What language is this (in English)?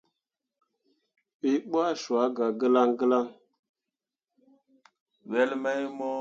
Mundang